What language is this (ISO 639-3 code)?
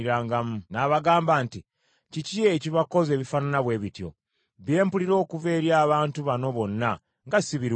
lug